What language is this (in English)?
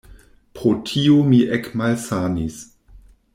Esperanto